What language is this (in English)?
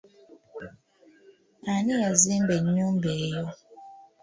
Ganda